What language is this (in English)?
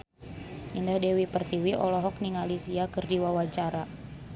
Sundanese